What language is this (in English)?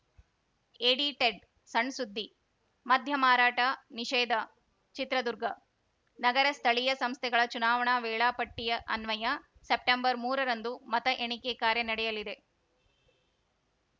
Kannada